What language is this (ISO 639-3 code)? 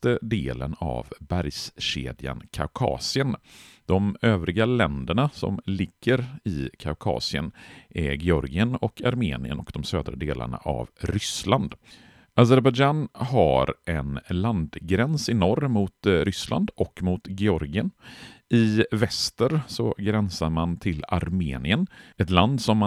swe